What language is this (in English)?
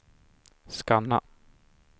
Swedish